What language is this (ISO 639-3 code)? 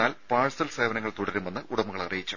mal